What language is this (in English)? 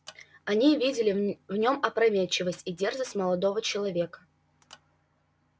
Russian